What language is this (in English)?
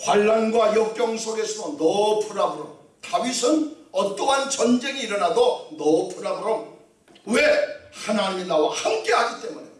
Korean